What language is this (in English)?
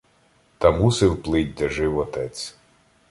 Ukrainian